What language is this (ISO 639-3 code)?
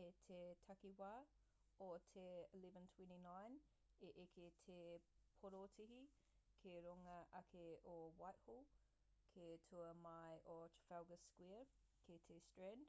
mri